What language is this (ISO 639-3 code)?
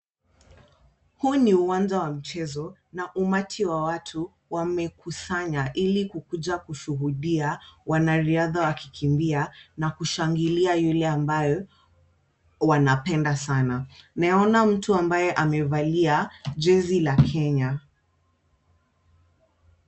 swa